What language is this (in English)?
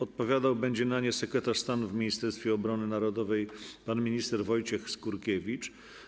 Polish